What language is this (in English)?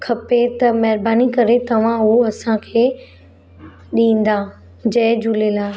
Sindhi